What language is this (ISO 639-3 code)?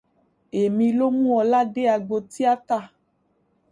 yor